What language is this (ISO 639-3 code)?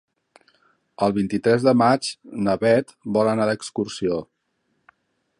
cat